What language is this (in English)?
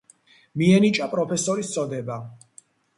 Georgian